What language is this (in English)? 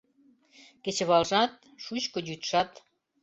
Mari